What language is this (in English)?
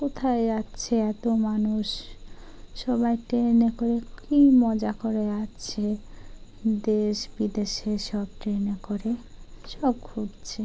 Bangla